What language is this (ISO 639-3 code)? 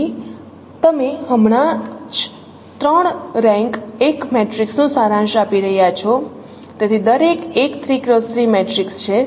guj